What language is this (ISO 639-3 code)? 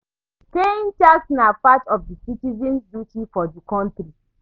pcm